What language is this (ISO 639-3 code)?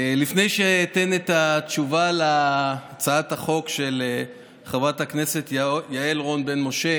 heb